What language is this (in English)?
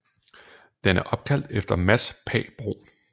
Danish